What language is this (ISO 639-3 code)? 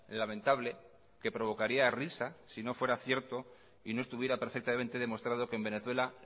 spa